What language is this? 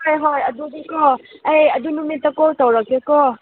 Manipuri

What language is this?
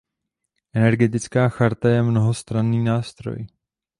Czech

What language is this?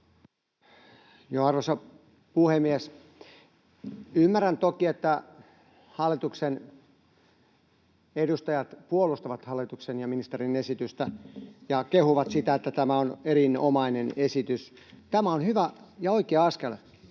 Finnish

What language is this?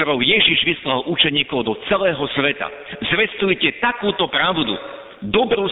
Slovak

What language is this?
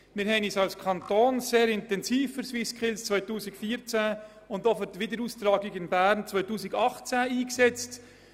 Swiss German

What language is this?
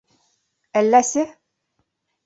Bashkir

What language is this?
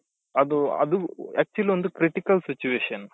Kannada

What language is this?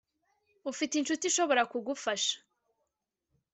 Kinyarwanda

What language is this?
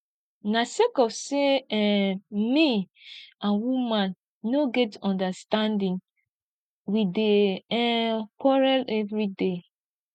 Nigerian Pidgin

